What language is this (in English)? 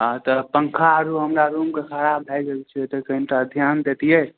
Maithili